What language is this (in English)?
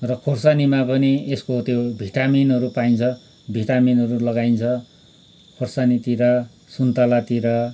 Nepali